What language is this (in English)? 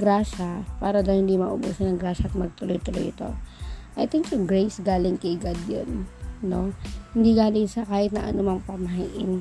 Filipino